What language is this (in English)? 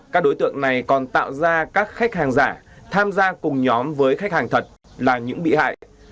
Vietnamese